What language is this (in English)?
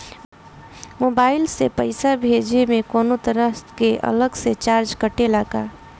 Bhojpuri